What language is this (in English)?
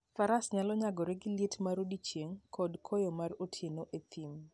Luo (Kenya and Tanzania)